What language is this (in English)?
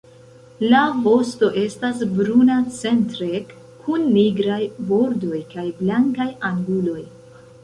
Esperanto